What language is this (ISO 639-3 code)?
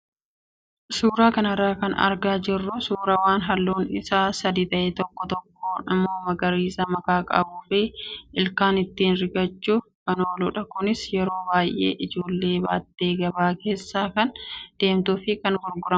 orm